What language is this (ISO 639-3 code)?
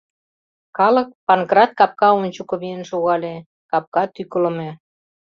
chm